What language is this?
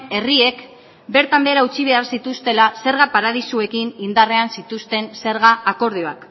Basque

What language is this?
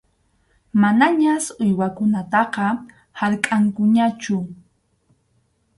Arequipa-La Unión Quechua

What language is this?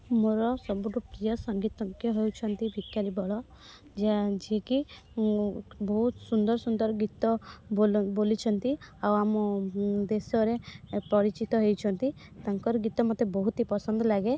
Odia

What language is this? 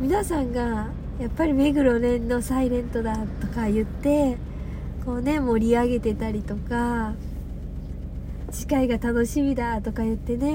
Japanese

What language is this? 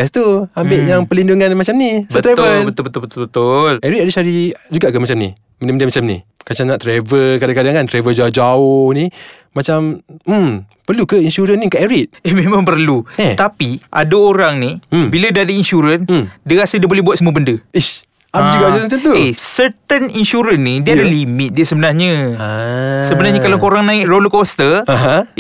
Malay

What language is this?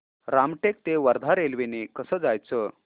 Marathi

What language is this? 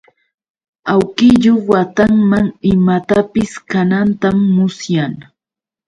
Yauyos Quechua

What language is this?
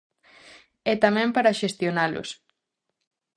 Galician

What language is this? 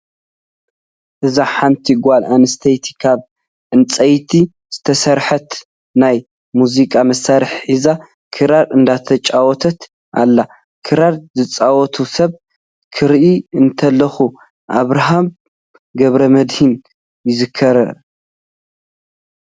Tigrinya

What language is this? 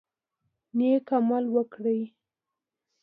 Pashto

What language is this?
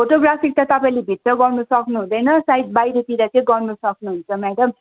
Nepali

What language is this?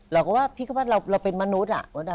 Thai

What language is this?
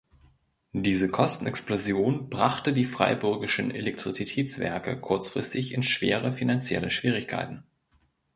German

